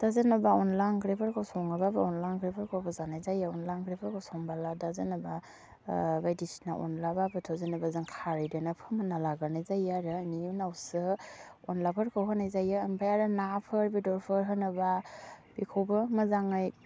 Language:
Bodo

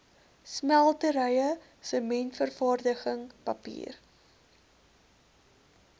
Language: Afrikaans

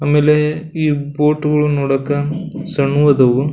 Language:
Kannada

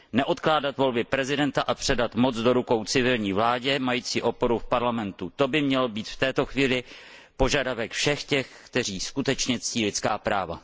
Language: Czech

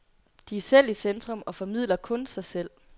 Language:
Danish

